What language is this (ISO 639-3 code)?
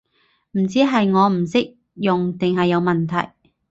yue